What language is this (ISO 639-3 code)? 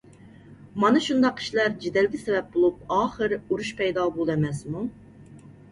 uig